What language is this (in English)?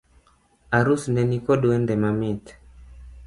Luo (Kenya and Tanzania)